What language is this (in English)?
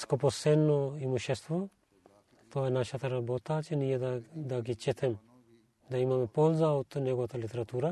Bulgarian